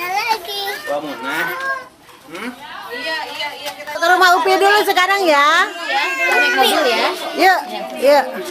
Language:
Indonesian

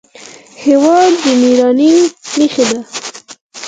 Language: Pashto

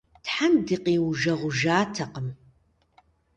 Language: Kabardian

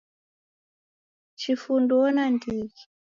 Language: Taita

